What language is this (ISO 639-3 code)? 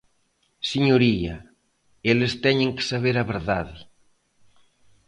glg